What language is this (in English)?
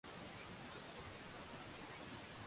Swahili